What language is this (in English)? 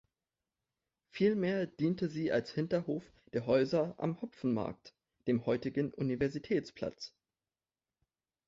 German